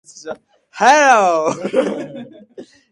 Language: Japanese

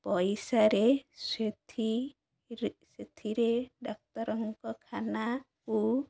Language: Odia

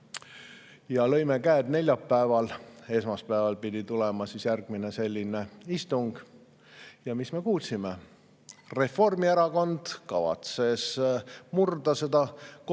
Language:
Estonian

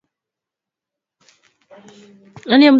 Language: Swahili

